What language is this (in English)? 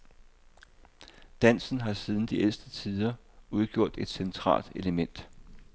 Danish